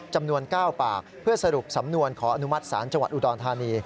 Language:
Thai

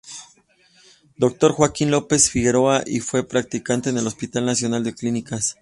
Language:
Spanish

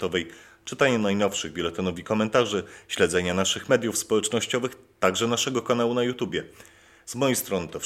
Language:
Polish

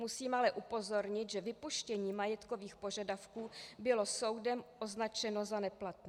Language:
Czech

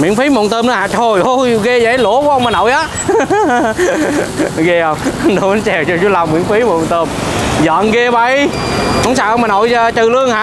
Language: Vietnamese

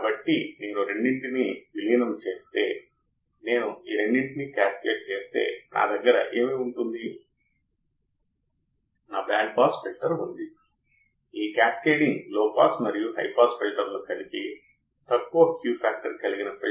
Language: Telugu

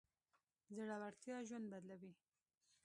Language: Pashto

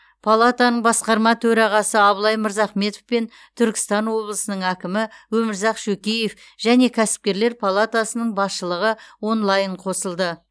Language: Kazakh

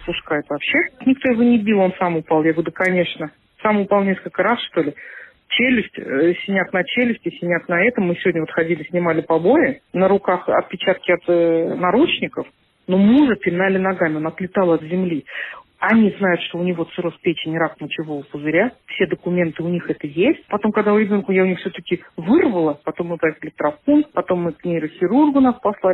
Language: Russian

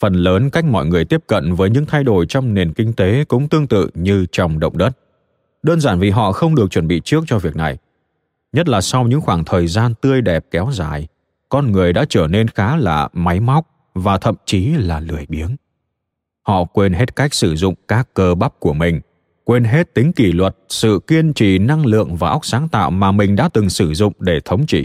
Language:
Vietnamese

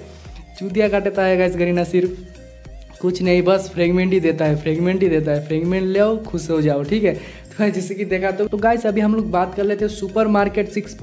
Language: Hindi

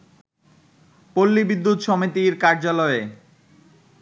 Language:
Bangla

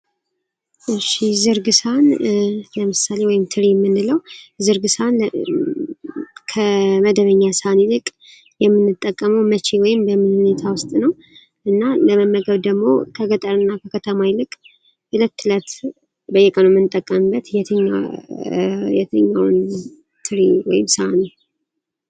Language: Amharic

